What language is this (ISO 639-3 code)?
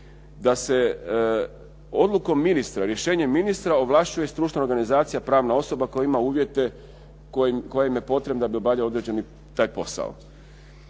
hrv